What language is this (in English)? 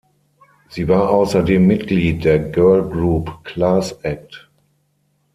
German